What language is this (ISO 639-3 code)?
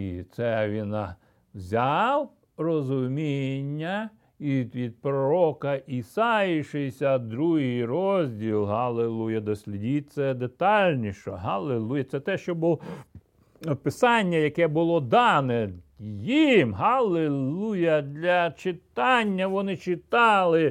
ukr